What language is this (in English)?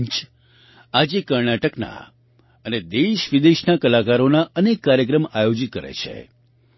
Gujarati